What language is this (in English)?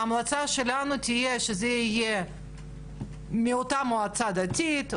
Hebrew